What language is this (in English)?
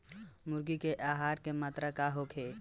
Bhojpuri